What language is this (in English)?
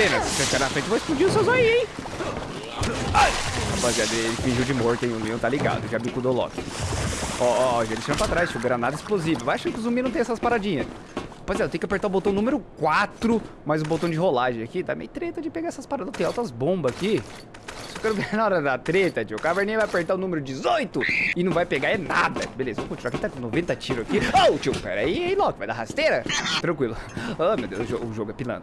Portuguese